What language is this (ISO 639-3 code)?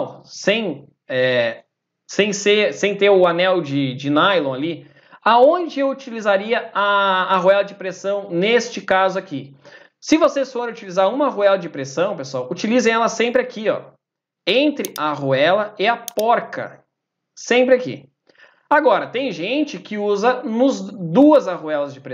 por